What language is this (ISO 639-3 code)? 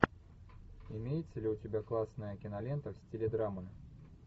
rus